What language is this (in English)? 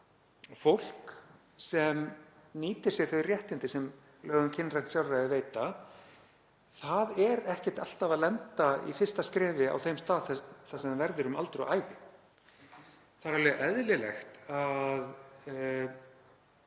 Icelandic